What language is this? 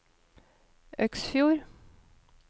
Norwegian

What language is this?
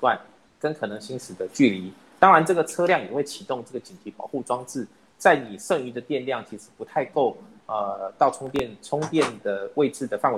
Chinese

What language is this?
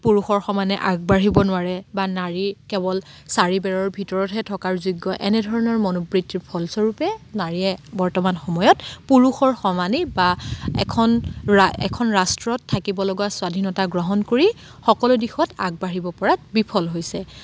Assamese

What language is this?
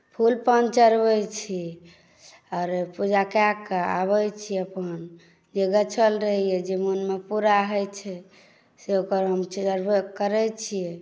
Maithili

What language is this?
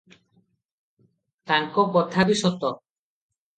Odia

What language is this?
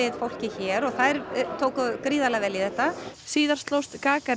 Icelandic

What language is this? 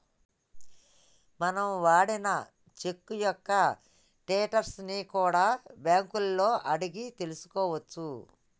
Telugu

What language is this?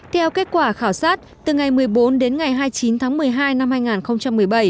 Vietnamese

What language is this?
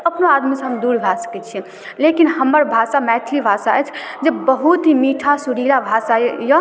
Maithili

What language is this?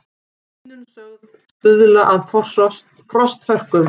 Icelandic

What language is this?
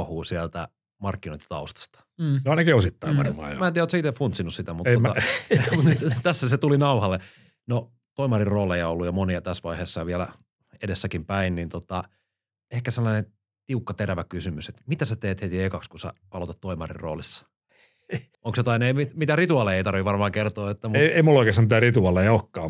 Finnish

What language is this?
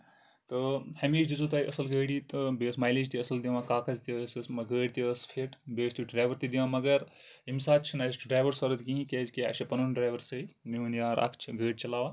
Kashmiri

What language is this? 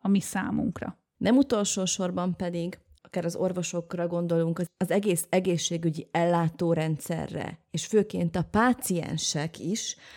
Hungarian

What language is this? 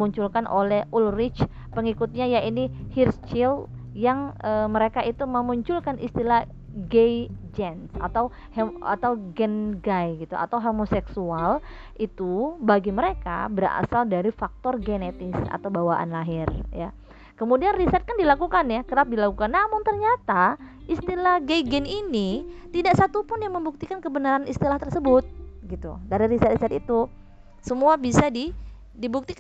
Indonesian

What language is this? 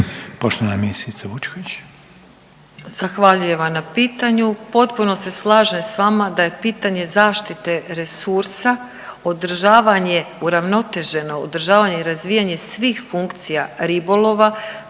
Croatian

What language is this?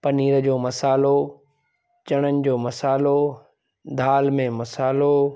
Sindhi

